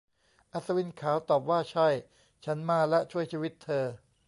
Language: Thai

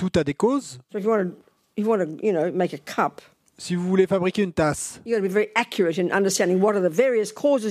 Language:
French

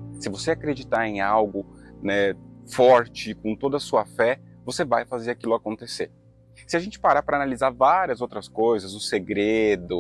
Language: Portuguese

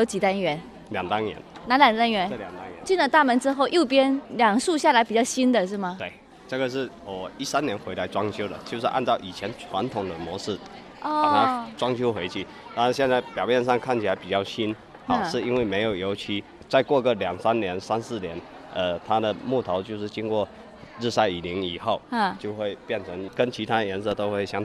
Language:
Chinese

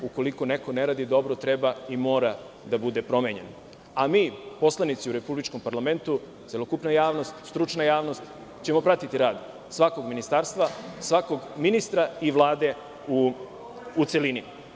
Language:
Serbian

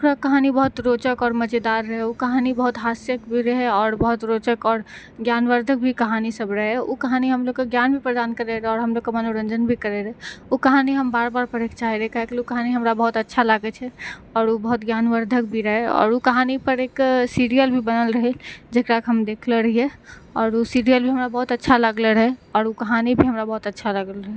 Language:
Maithili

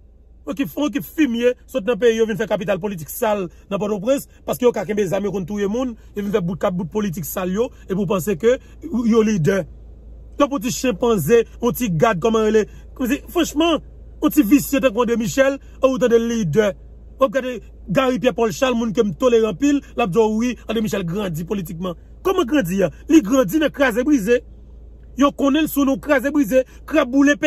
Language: French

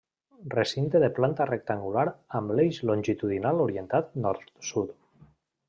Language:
Catalan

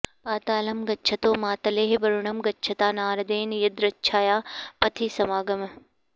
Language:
Sanskrit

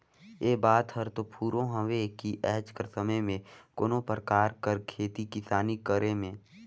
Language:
Chhattisgarhi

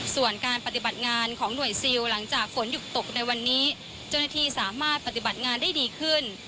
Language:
Thai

